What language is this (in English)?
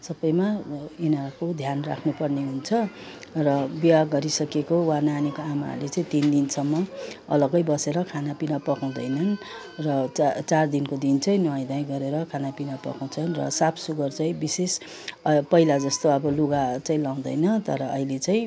Nepali